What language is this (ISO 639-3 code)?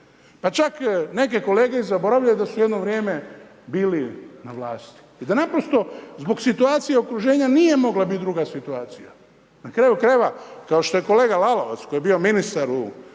hrv